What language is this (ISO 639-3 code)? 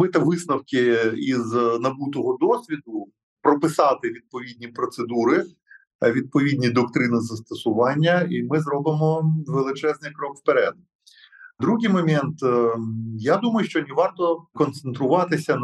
ukr